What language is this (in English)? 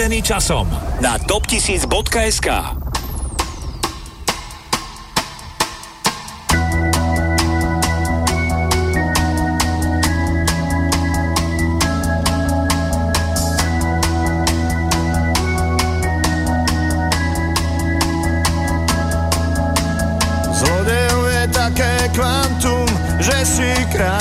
Slovak